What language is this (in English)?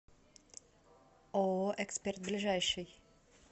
Russian